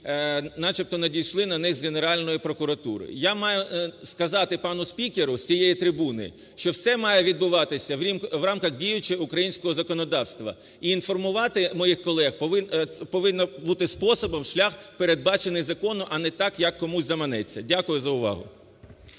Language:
Ukrainian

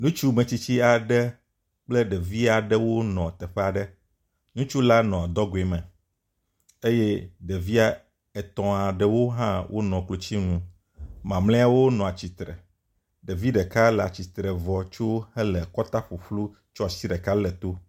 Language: Ewe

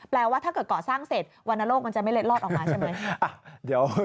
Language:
Thai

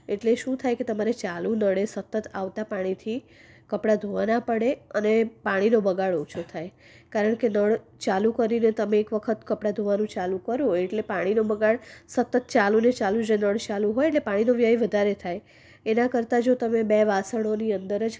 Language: Gujarati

